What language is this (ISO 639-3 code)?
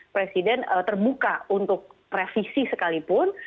ind